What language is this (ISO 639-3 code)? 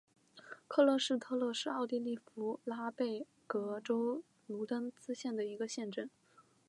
zho